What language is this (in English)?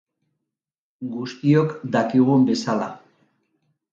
Basque